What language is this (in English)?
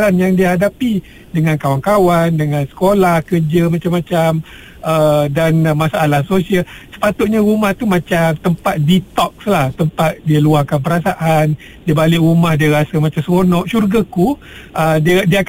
Malay